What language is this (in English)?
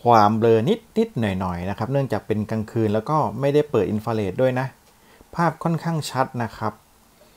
Thai